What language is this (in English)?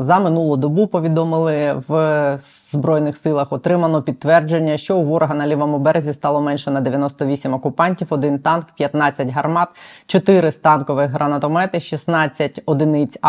Ukrainian